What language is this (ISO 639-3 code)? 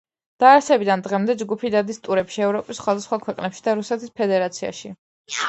kat